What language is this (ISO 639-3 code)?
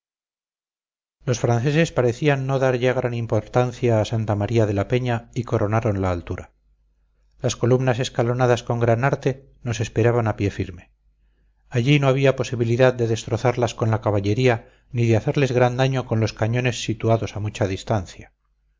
spa